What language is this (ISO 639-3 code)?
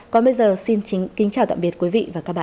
vie